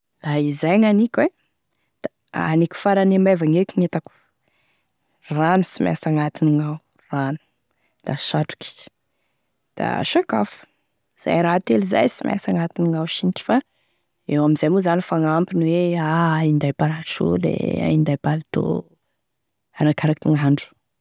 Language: Tesaka Malagasy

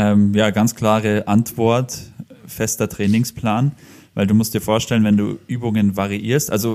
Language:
German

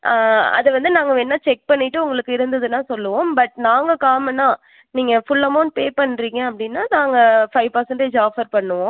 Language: Tamil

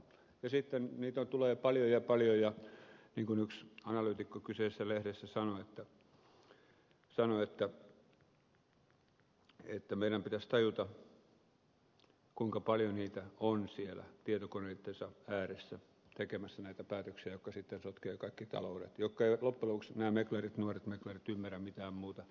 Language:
Finnish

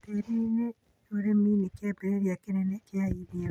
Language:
Kikuyu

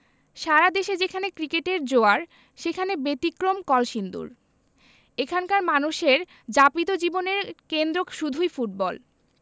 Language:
Bangla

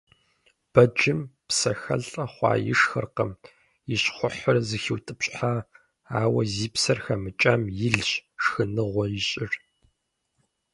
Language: Kabardian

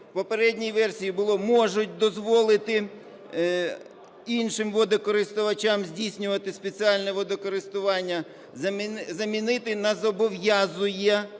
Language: Ukrainian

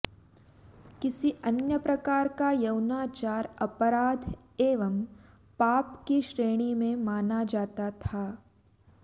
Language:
Sanskrit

